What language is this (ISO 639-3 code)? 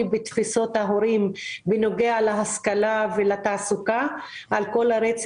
heb